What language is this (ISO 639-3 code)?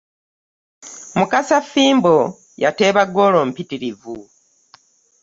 lug